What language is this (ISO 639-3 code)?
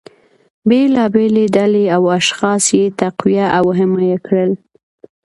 pus